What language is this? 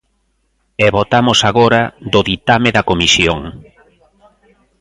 Galician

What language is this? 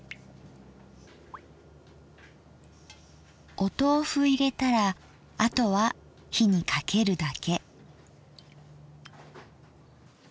Japanese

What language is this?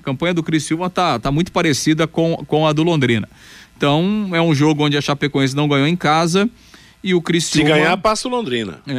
Portuguese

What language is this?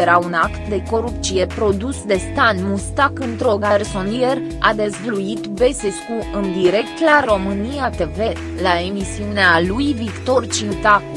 Romanian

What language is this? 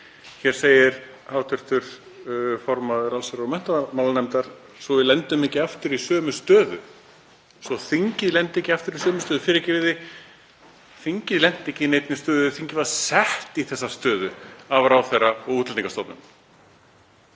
Icelandic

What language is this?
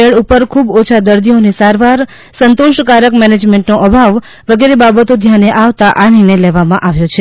Gujarati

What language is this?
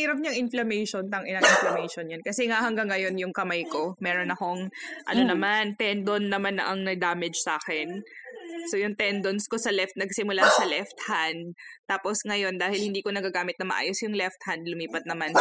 Filipino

